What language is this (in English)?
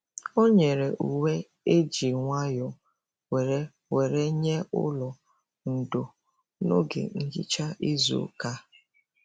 Igbo